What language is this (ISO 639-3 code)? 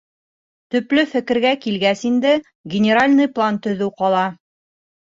bak